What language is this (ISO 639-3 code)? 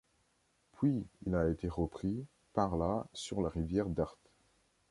fra